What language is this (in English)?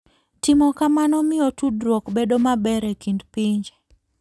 Luo (Kenya and Tanzania)